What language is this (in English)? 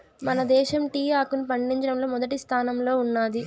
Telugu